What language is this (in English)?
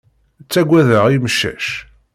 Kabyle